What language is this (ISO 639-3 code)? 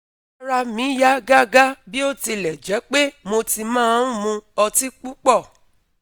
yor